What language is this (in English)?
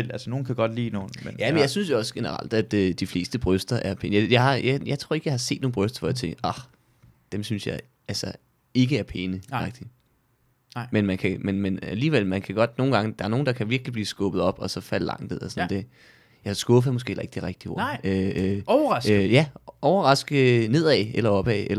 Danish